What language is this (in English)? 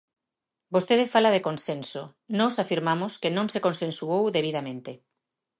Galician